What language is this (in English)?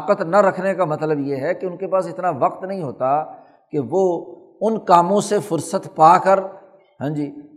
Urdu